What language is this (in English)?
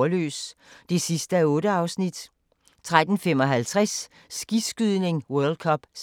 Danish